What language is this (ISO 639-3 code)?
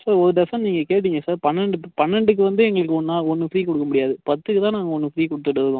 tam